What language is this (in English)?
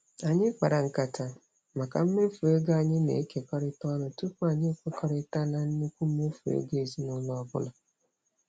Igbo